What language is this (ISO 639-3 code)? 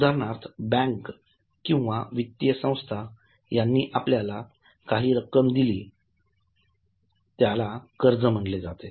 mar